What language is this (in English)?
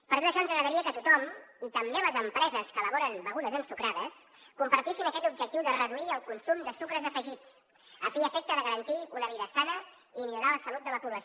Catalan